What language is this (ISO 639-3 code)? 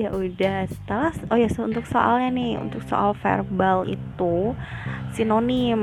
ind